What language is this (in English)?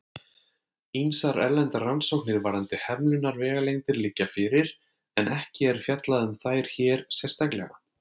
Icelandic